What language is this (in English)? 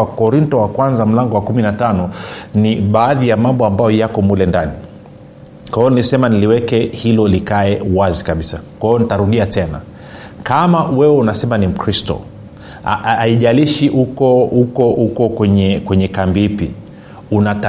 Swahili